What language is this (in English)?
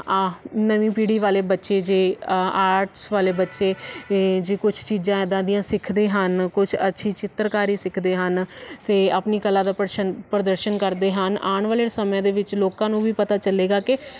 Punjabi